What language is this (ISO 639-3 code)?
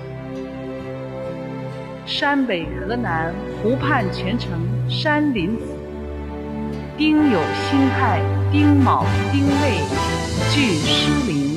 zho